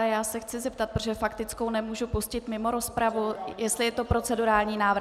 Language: Czech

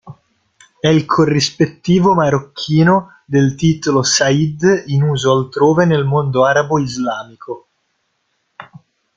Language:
Italian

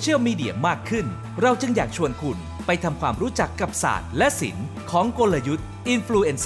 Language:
Thai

